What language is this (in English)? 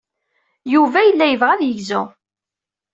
Kabyle